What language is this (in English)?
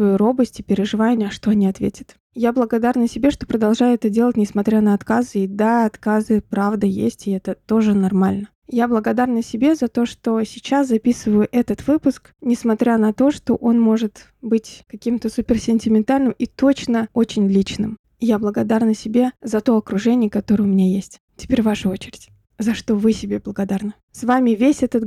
Russian